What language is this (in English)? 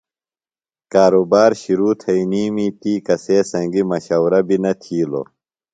Phalura